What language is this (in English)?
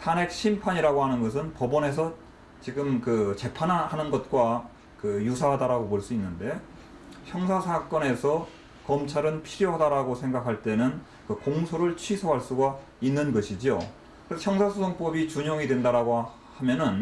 Korean